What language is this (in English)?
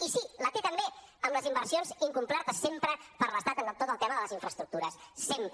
Catalan